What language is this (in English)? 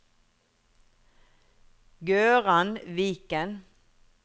Norwegian